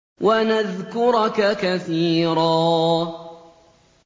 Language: Arabic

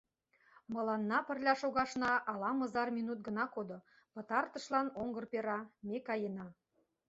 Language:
Mari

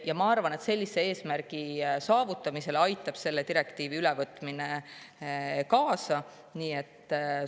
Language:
Estonian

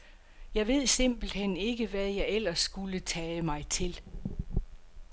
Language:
Danish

